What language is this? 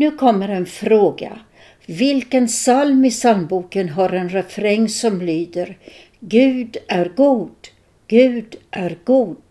Swedish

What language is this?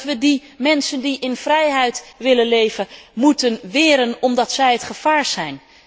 Dutch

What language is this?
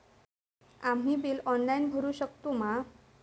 Marathi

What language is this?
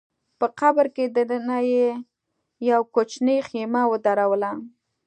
Pashto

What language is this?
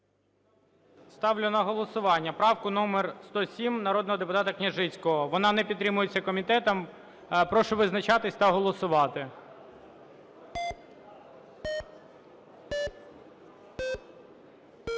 Ukrainian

